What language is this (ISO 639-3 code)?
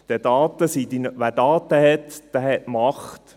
gsw